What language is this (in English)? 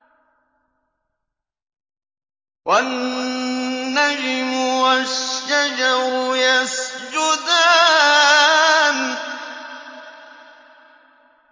Arabic